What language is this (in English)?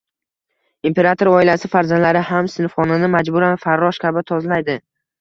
Uzbek